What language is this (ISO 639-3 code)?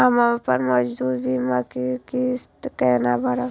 mai